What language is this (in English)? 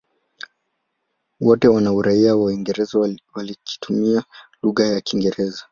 Swahili